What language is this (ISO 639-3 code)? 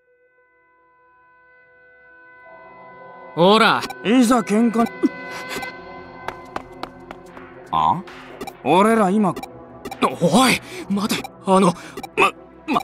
jpn